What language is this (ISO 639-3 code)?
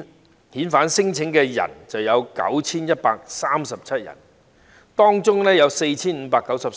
yue